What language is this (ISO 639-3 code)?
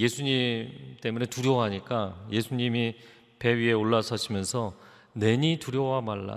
kor